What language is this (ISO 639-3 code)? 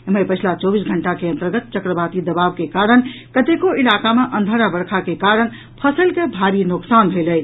mai